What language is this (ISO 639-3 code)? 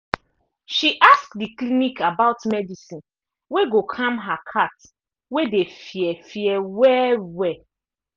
pcm